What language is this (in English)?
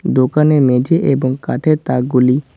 Bangla